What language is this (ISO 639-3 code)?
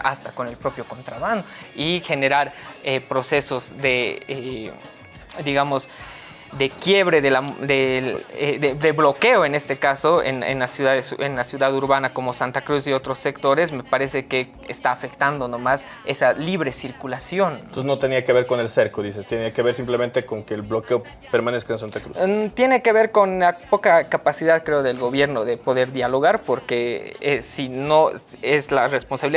spa